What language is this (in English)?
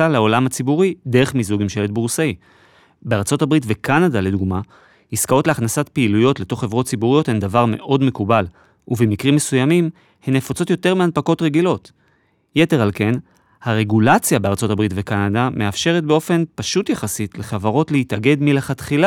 Hebrew